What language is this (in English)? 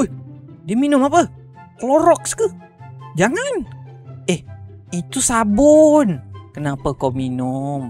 Malay